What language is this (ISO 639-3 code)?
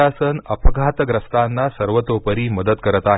mar